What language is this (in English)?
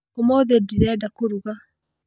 Kikuyu